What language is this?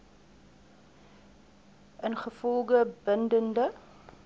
Afrikaans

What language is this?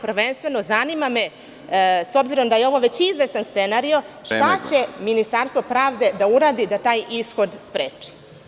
Serbian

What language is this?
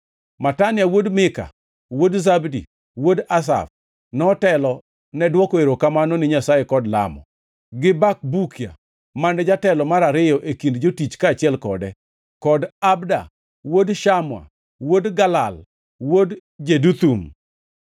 Luo (Kenya and Tanzania)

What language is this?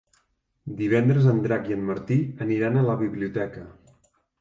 Catalan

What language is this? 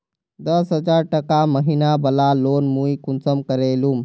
Magahi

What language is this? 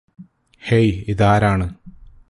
Malayalam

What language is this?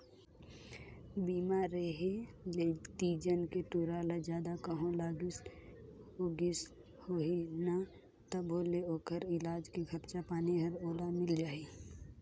Chhattisgarhi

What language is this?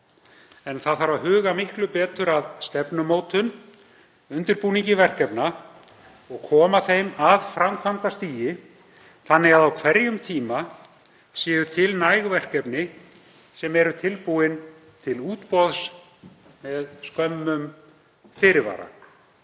Icelandic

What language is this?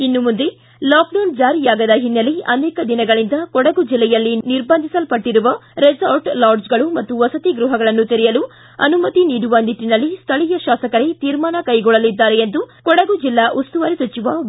Kannada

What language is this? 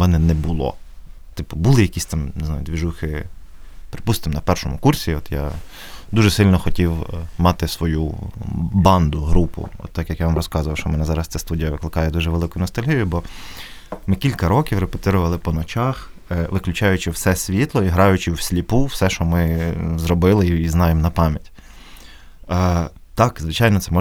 Ukrainian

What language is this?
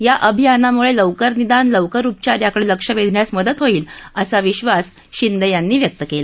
Marathi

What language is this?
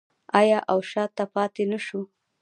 Pashto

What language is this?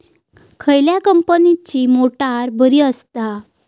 Marathi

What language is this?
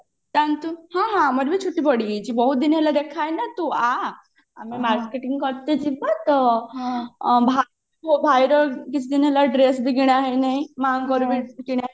Odia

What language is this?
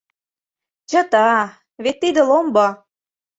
Mari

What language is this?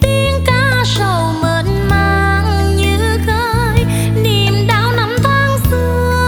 Vietnamese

